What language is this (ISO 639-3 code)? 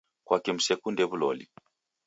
dav